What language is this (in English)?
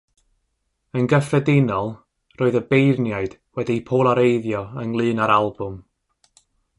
Welsh